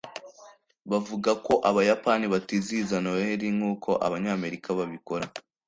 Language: Kinyarwanda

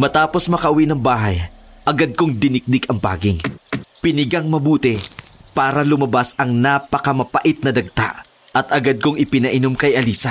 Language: Filipino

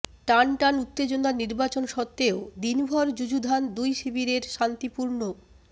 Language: Bangla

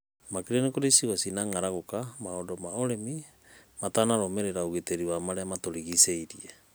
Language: Kikuyu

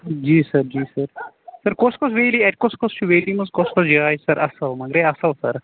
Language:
Kashmiri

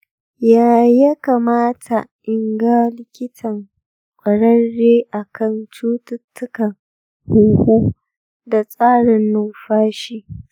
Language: Hausa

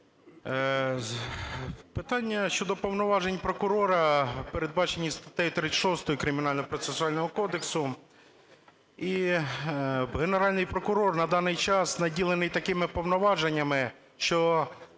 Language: Ukrainian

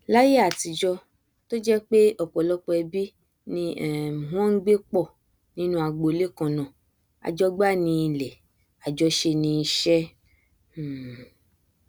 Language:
Yoruba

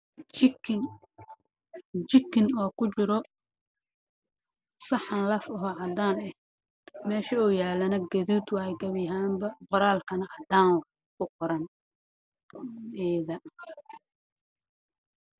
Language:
Somali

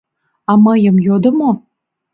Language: Mari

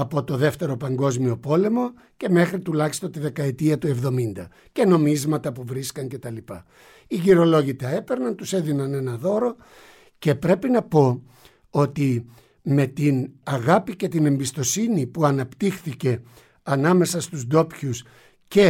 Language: Greek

